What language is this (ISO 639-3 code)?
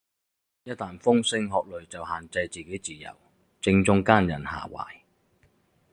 yue